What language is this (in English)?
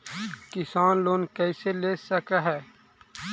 Magahi